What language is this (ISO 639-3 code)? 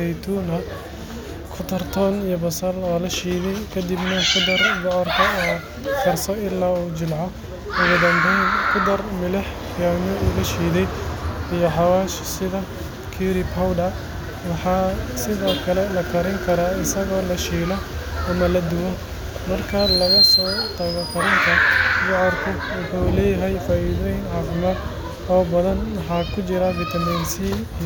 som